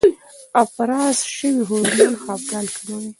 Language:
Pashto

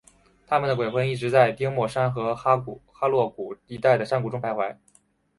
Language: Chinese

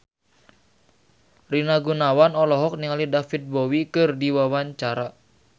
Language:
Sundanese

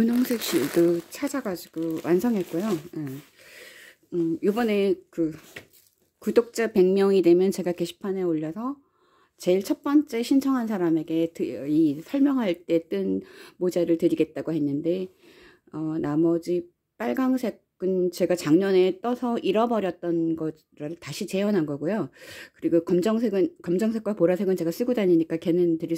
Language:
Korean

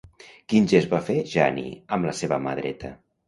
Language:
Catalan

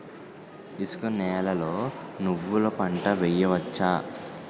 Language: Telugu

